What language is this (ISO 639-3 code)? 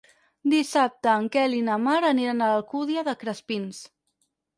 cat